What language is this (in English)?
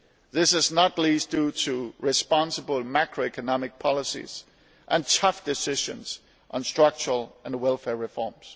English